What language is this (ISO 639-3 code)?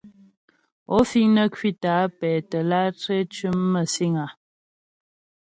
bbj